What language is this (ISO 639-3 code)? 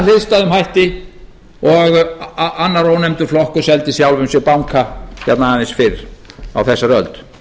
isl